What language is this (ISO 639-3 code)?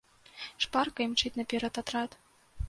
bel